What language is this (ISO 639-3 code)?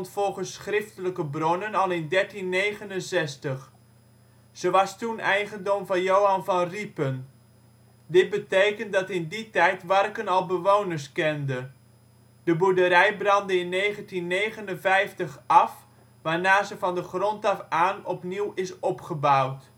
nld